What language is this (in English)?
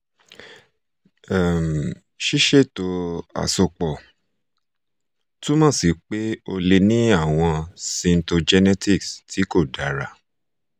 Yoruba